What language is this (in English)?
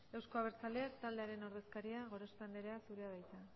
Basque